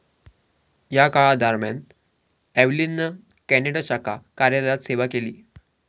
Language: Marathi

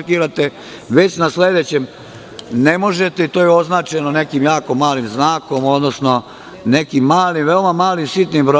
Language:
Serbian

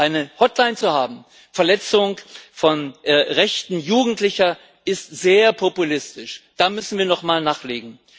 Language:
German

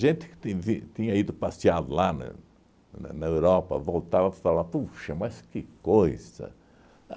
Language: Portuguese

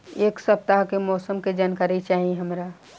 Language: Bhojpuri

